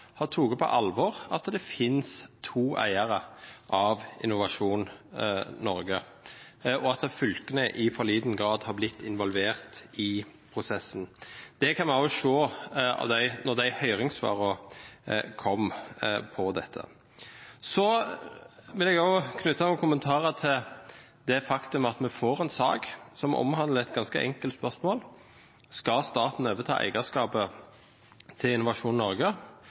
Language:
Norwegian Bokmål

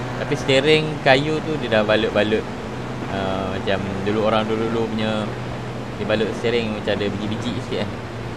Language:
Malay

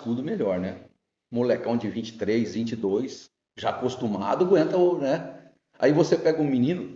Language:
Portuguese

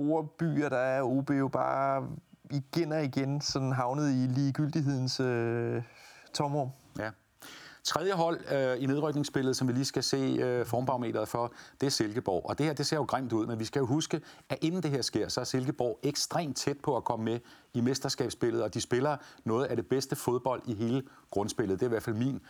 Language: Danish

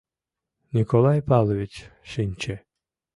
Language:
Mari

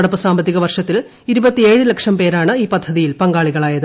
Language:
Malayalam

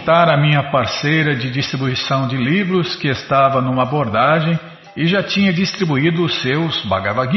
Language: Portuguese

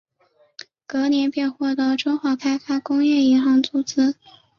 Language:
Chinese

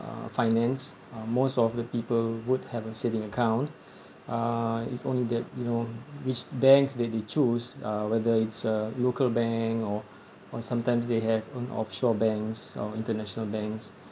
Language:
English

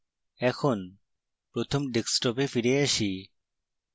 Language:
Bangla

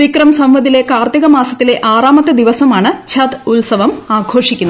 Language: Malayalam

